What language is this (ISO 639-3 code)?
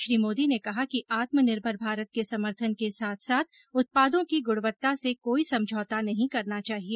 hin